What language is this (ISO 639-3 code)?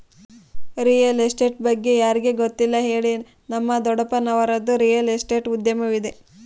kan